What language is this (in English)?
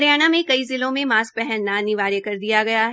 Hindi